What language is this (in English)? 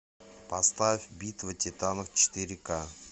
Russian